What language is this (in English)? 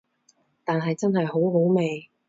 Cantonese